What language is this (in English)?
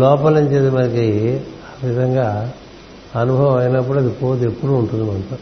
Telugu